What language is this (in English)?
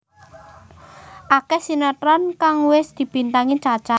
Javanese